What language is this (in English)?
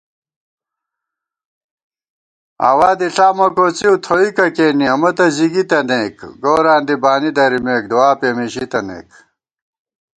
Gawar-Bati